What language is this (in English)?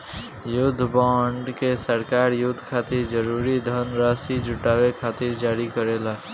Bhojpuri